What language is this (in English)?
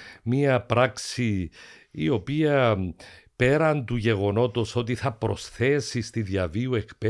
Greek